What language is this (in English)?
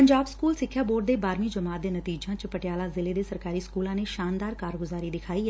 Punjabi